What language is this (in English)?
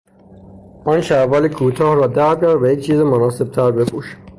Persian